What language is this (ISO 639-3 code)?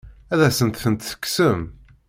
kab